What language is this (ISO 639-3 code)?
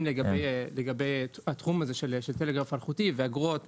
heb